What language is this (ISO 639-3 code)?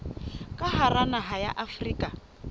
sot